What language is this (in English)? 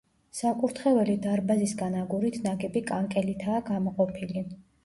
Georgian